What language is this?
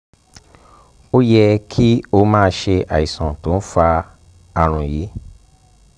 Yoruba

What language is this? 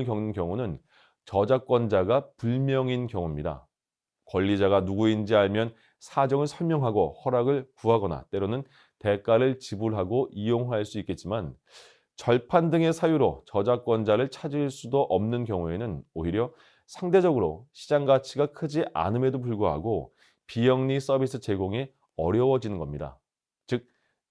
Korean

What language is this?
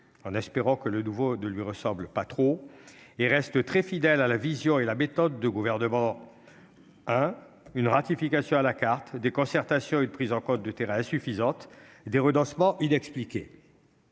French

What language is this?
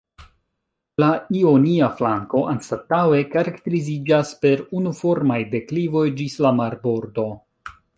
Esperanto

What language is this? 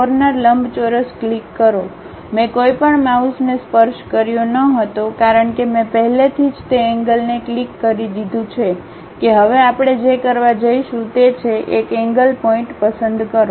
Gujarati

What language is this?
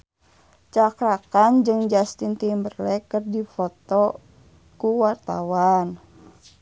Sundanese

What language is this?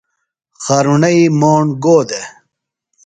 Phalura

